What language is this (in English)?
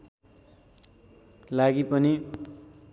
Nepali